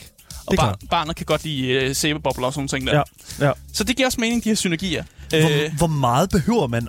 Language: Danish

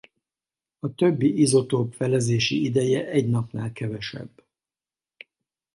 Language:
Hungarian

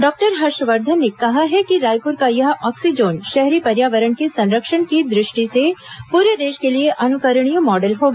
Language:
Hindi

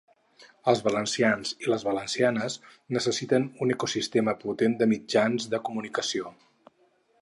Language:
Catalan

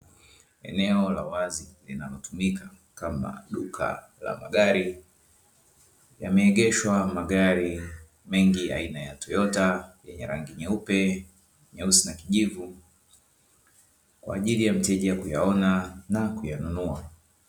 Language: Swahili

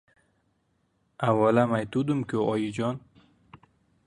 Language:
Uzbek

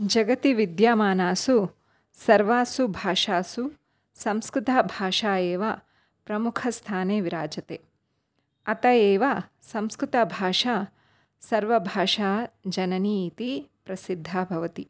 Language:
Sanskrit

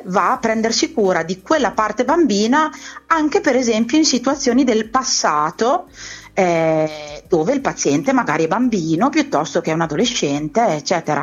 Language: Italian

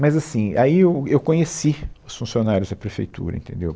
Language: Portuguese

